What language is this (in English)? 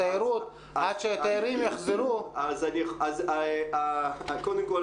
Hebrew